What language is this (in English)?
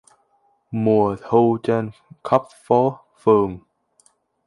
Vietnamese